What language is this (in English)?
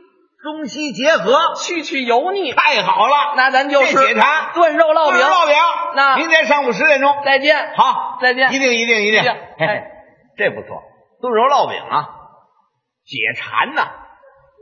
Chinese